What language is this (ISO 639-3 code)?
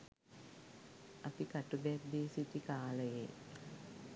sin